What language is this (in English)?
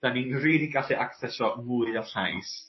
Welsh